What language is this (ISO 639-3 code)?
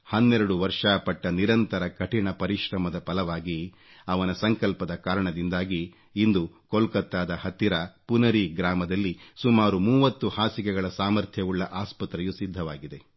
kan